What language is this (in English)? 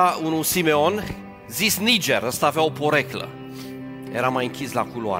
Romanian